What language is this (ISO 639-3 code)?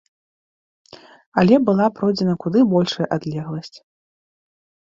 bel